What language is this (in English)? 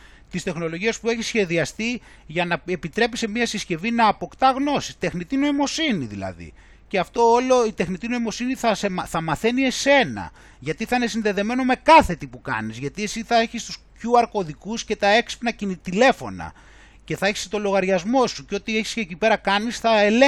Greek